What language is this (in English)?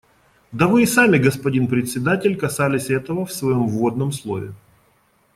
Russian